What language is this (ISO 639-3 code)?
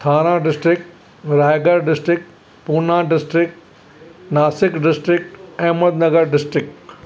snd